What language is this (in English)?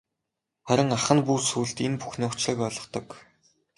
Mongolian